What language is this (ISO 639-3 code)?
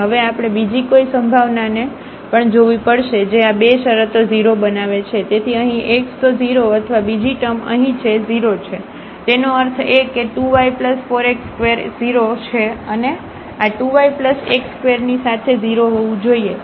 guj